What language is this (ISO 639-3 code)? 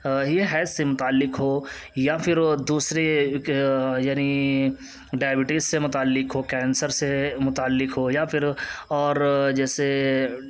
urd